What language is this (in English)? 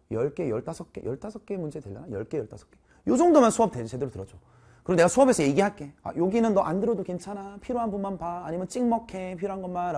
Korean